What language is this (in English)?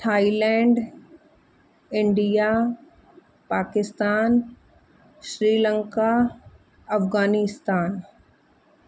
Sindhi